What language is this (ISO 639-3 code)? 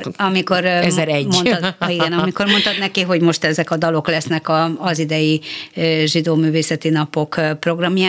hun